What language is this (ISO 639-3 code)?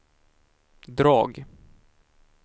swe